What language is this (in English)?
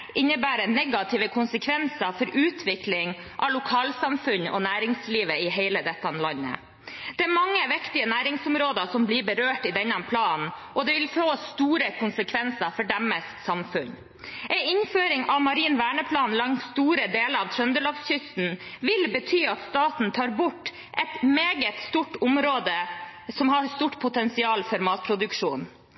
Norwegian Bokmål